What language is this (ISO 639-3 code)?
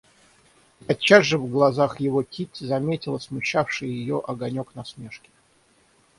rus